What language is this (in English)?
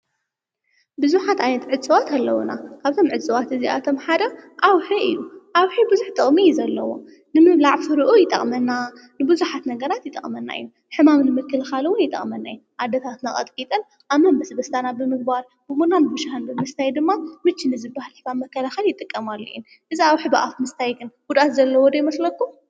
Tigrinya